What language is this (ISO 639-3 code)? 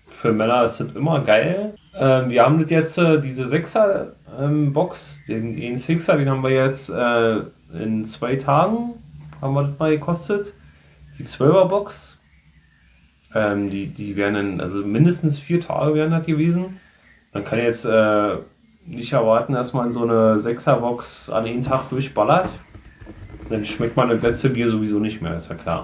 deu